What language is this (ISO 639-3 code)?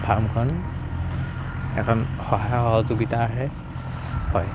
asm